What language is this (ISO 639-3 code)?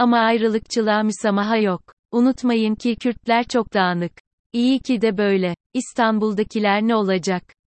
tur